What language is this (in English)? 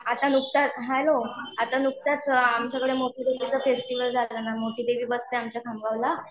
Marathi